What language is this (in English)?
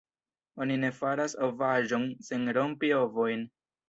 Esperanto